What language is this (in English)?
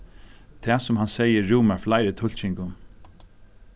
Faroese